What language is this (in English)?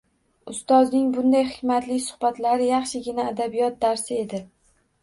Uzbek